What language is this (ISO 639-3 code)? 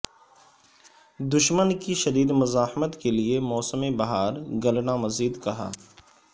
urd